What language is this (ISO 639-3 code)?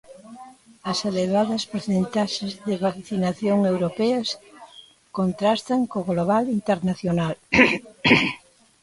glg